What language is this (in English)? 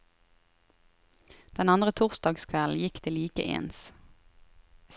Norwegian